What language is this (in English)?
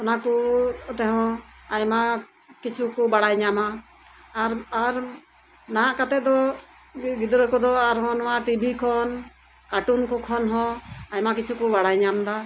Santali